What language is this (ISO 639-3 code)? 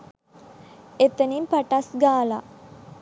sin